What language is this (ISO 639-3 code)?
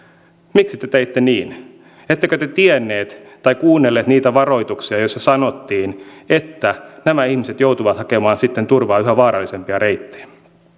fin